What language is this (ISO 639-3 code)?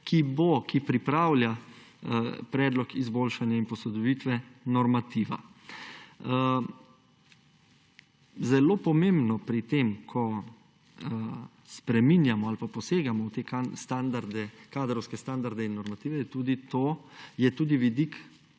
slv